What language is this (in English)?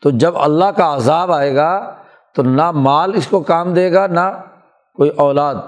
Urdu